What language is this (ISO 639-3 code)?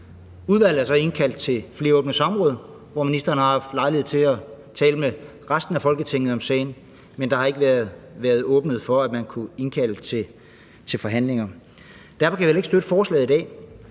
dan